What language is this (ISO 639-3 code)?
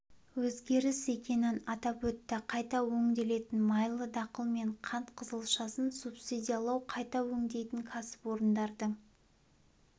kaz